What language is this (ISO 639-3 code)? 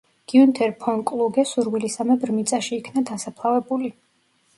kat